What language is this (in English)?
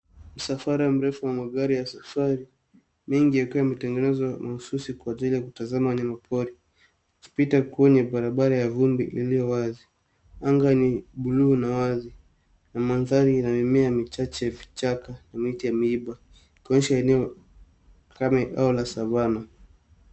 Swahili